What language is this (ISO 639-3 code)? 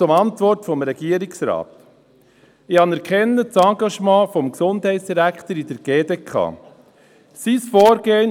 gsw